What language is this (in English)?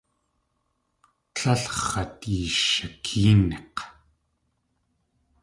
Tlingit